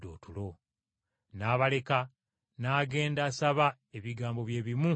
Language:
Ganda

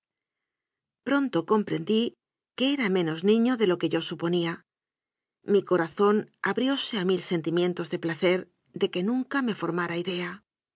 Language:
Spanish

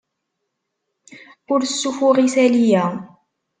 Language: Kabyle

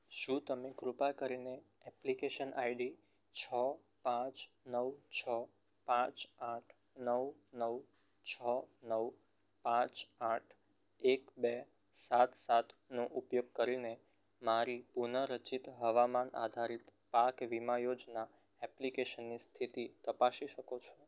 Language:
Gujarati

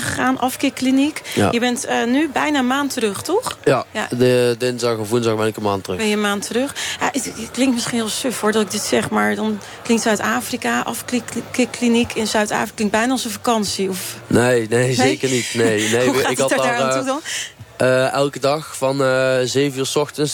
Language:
Dutch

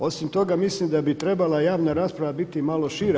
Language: Croatian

